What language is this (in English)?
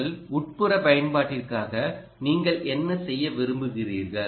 Tamil